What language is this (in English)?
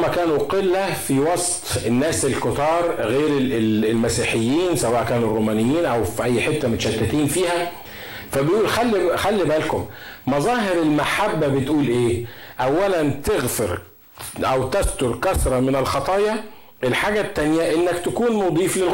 Arabic